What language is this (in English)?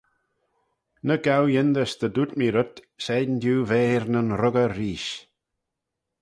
Manx